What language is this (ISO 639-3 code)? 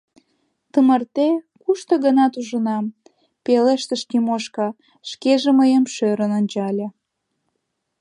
chm